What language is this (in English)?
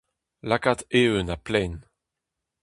Breton